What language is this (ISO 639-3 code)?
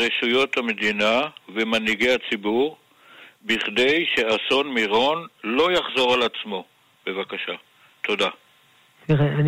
heb